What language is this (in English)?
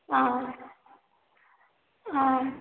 Tamil